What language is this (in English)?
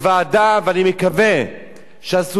Hebrew